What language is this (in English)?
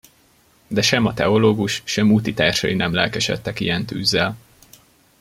Hungarian